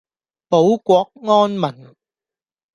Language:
Cantonese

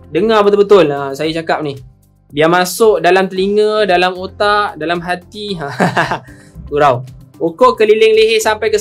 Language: Malay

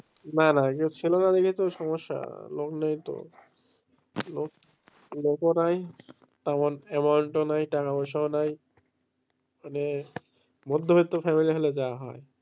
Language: Bangla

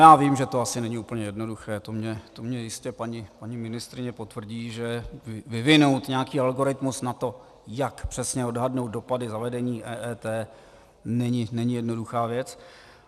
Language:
Czech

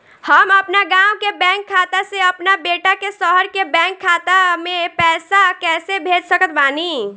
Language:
Bhojpuri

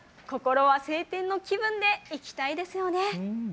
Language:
Japanese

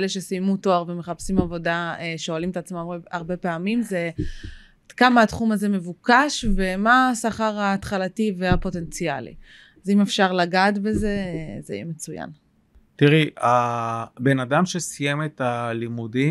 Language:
Hebrew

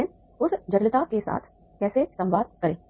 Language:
Hindi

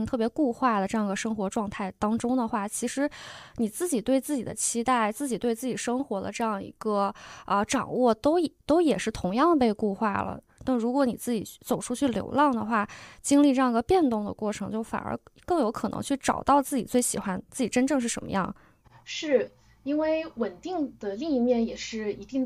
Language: Chinese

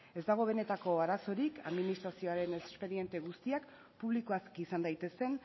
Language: Basque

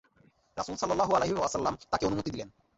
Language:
Bangla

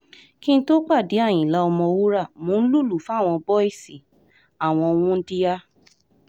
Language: Yoruba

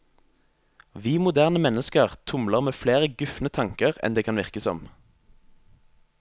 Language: Norwegian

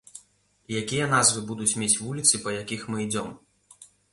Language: Belarusian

